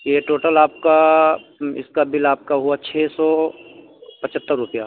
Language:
Urdu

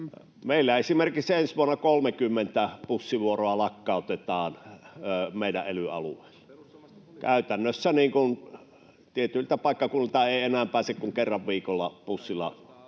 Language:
Finnish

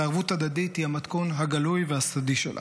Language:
Hebrew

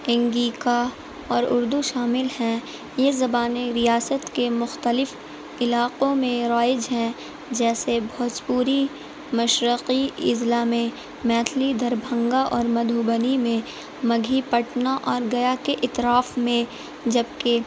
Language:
Urdu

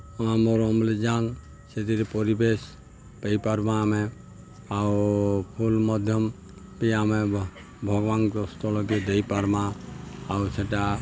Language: Odia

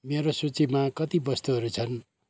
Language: Nepali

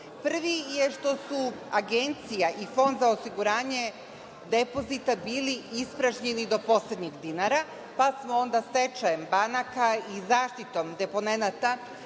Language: Serbian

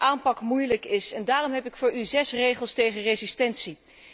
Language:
Dutch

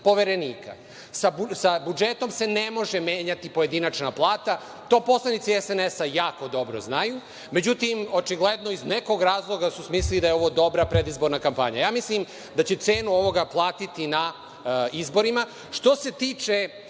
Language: Serbian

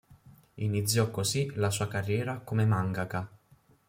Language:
Italian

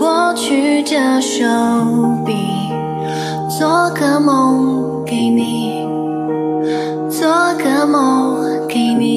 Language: Chinese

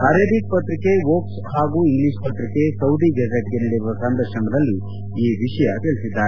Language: Kannada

